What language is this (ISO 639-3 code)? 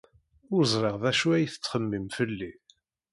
kab